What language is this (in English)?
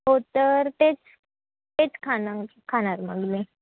Marathi